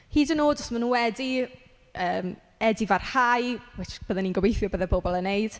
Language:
Welsh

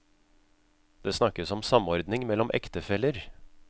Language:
Norwegian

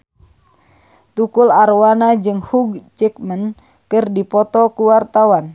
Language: Sundanese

